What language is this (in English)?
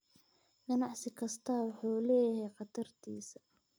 Somali